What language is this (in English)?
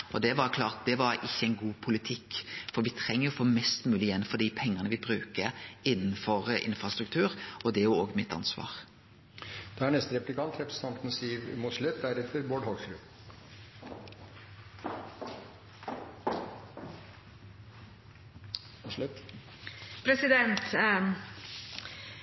Norwegian Nynorsk